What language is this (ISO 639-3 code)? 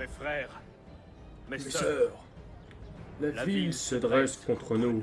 fra